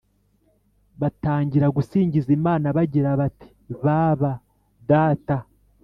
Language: Kinyarwanda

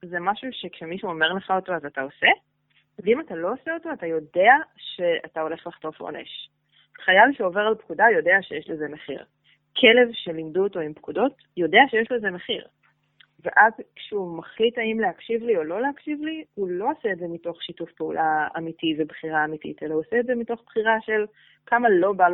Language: Hebrew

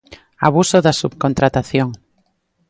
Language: Galician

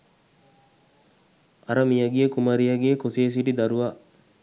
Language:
Sinhala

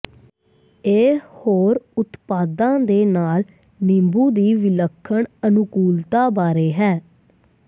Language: Punjabi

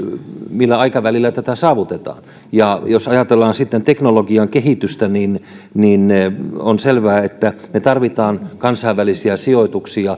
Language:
Finnish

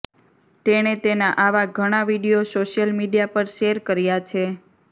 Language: Gujarati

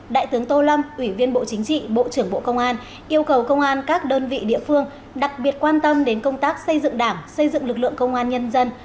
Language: Vietnamese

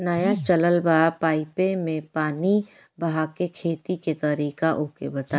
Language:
Bhojpuri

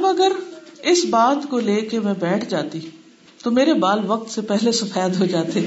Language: Urdu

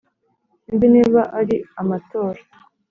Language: Kinyarwanda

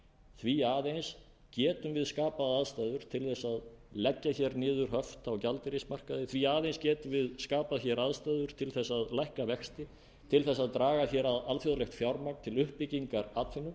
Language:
Icelandic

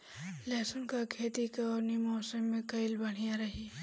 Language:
Bhojpuri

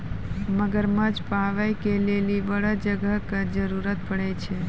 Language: Maithili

